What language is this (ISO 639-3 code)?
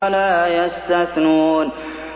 ara